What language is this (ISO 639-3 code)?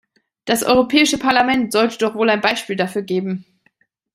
deu